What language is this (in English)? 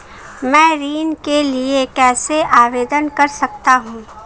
Hindi